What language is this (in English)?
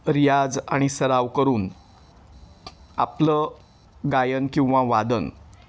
Marathi